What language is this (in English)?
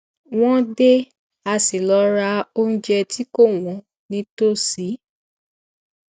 Yoruba